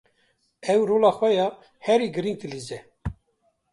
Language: Kurdish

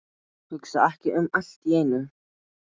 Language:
Icelandic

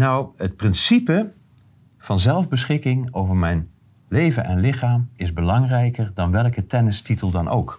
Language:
Dutch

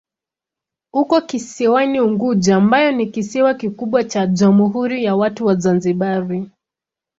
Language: Swahili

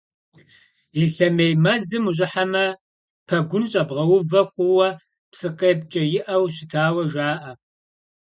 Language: Kabardian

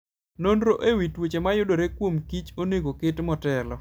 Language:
Luo (Kenya and Tanzania)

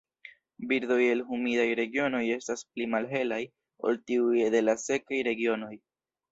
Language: Esperanto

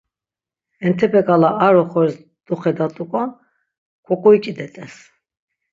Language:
Laz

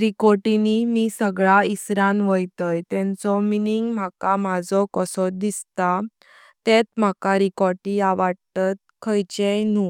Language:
Konkani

